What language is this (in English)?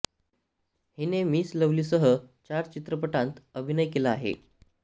Marathi